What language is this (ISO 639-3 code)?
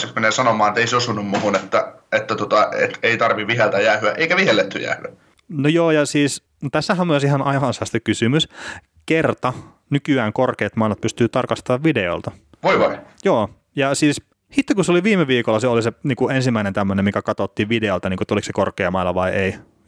fin